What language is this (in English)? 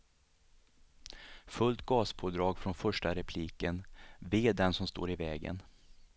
Swedish